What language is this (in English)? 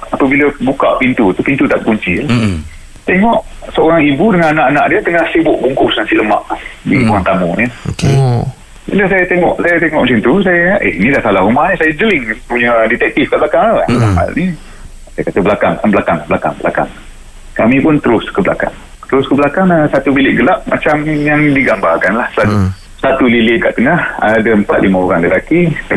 Malay